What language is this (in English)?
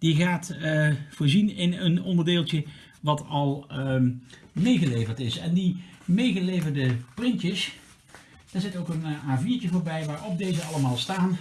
Dutch